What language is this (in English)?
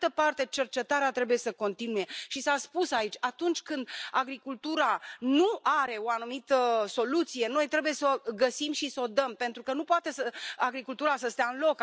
Romanian